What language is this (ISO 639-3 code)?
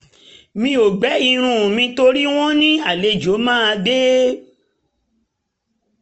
yor